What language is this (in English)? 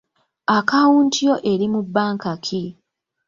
Ganda